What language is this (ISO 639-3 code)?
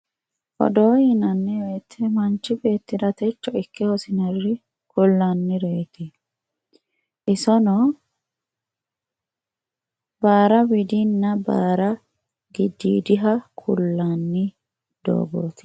sid